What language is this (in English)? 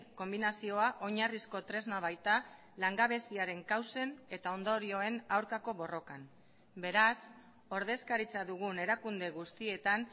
Basque